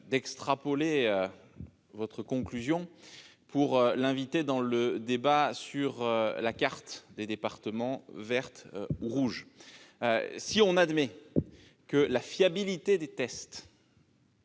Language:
French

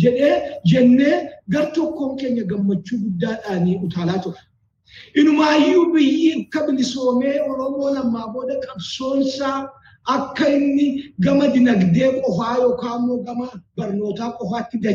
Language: Swedish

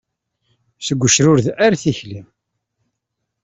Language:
Kabyle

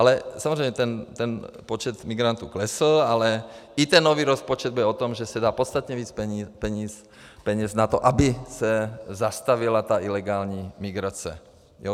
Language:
Czech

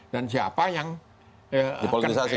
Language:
Indonesian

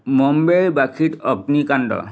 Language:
Assamese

